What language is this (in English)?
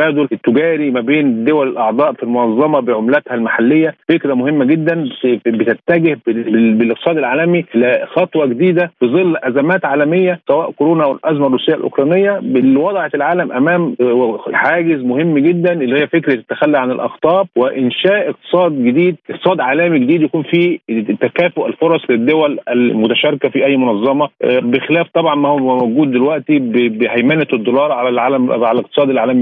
Arabic